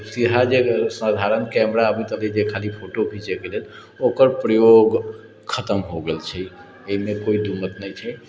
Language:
Maithili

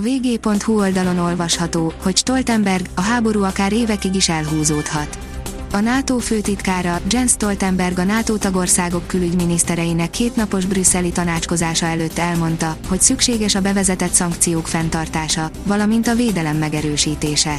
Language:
Hungarian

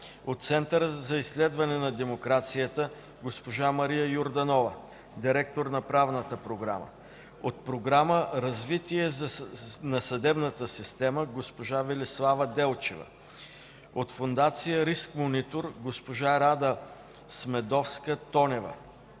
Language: Bulgarian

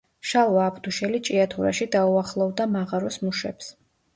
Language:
Georgian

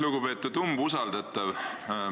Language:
Estonian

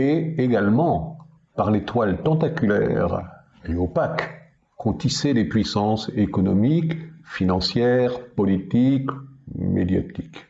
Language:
French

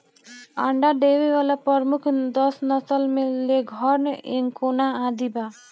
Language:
Bhojpuri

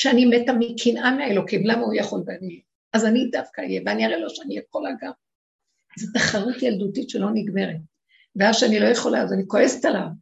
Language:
Hebrew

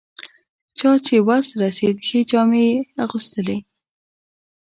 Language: Pashto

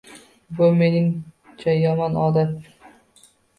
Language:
Uzbek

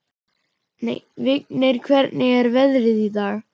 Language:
Icelandic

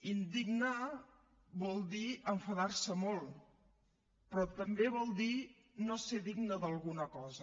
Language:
Catalan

